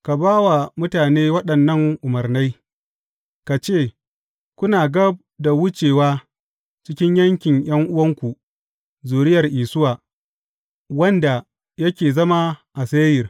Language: Hausa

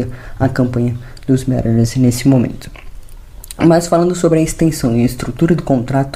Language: Portuguese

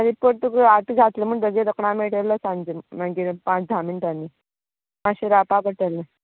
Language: Konkani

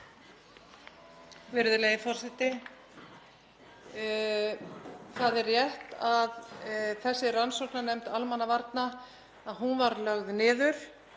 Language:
Icelandic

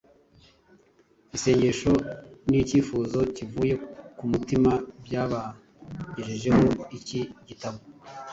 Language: Kinyarwanda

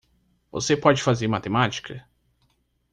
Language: Portuguese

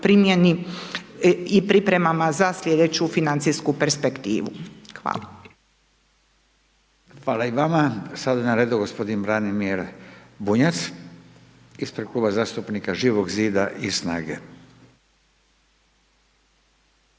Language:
Croatian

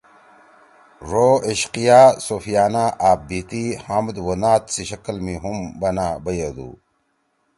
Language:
Torwali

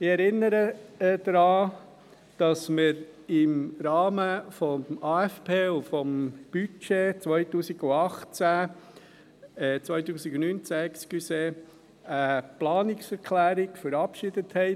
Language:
Swiss German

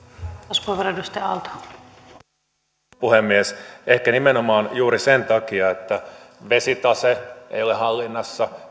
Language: Finnish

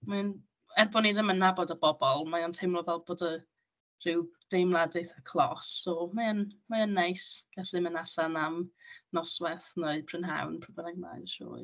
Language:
Welsh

